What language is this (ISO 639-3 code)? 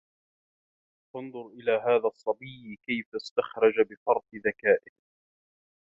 ara